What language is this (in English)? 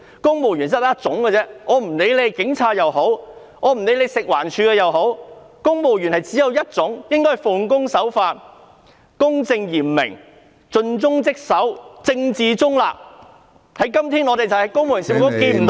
Cantonese